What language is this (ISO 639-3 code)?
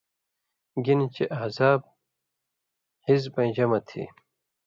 mvy